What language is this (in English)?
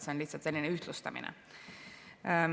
Estonian